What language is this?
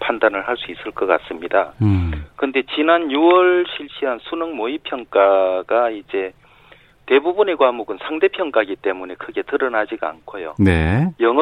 Korean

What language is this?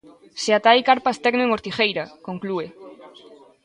Galician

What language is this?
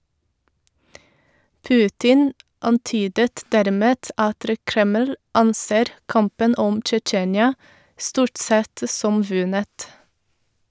Norwegian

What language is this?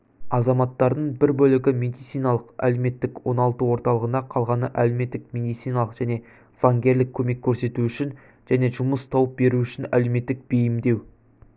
Kazakh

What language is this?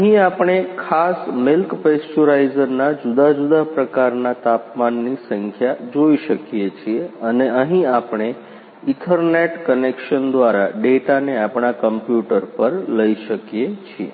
Gujarati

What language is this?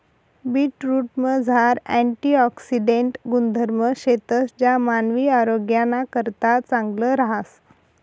Marathi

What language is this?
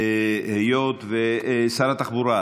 Hebrew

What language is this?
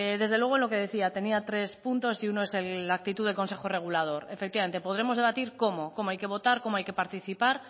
Spanish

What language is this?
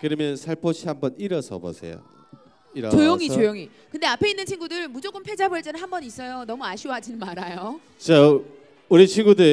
Korean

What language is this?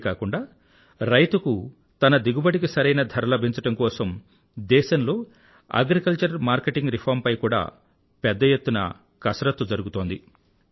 Telugu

